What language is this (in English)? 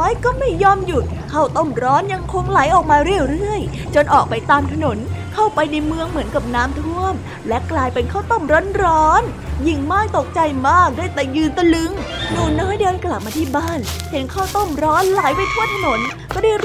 Thai